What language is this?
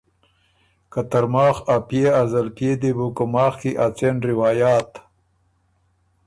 Ormuri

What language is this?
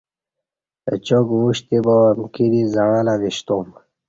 Kati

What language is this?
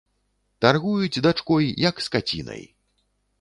Belarusian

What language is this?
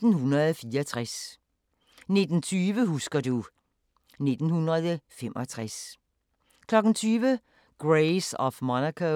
Danish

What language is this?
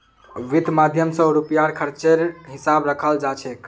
Magahi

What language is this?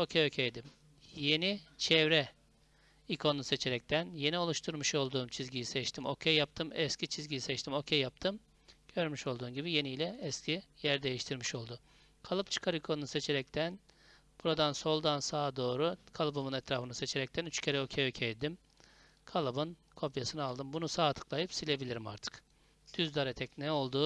Turkish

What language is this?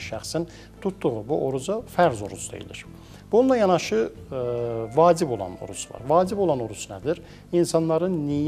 Turkish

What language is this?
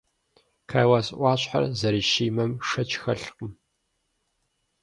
Kabardian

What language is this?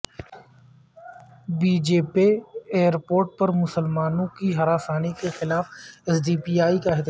Urdu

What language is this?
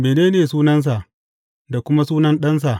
Hausa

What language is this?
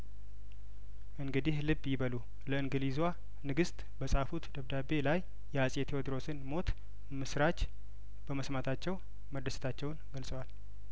Amharic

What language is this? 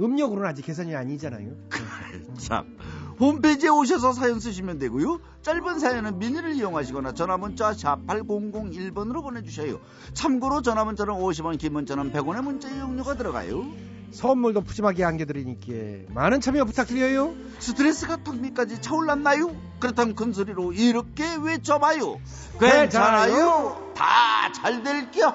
Korean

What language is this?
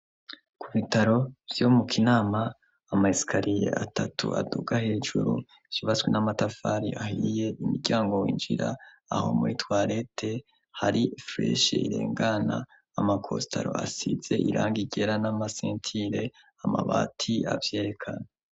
Rundi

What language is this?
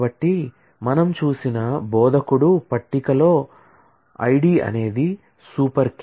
Telugu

